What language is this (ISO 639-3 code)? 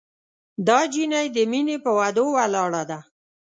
pus